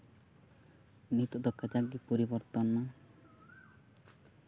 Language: Santali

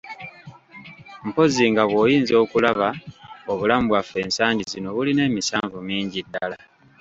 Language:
Ganda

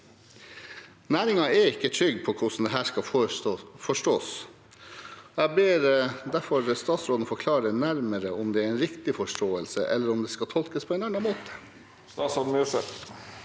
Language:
Norwegian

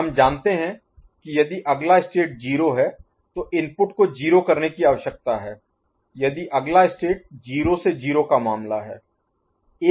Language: Hindi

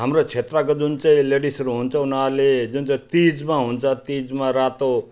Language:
Nepali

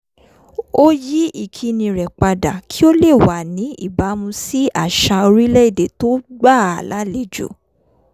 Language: Yoruba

